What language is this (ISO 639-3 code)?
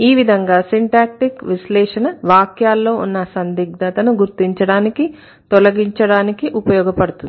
tel